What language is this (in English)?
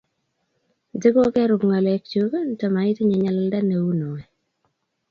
Kalenjin